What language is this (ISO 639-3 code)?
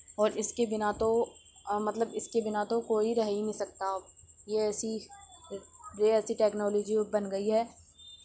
urd